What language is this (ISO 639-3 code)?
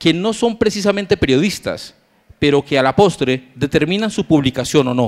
spa